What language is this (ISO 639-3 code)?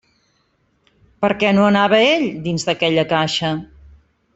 cat